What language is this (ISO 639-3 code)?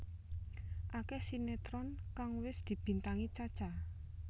jav